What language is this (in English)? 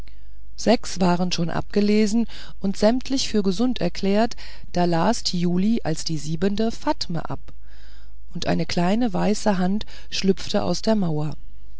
German